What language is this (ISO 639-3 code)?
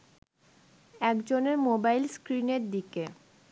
ben